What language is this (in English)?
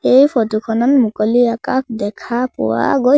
Assamese